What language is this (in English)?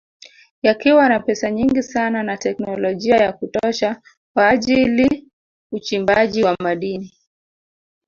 Swahili